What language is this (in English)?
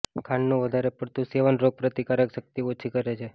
Gujarati